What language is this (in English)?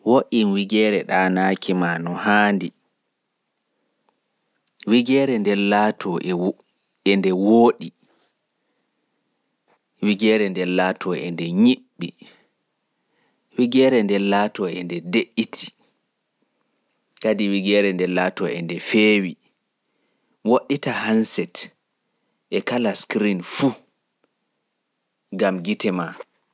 Pular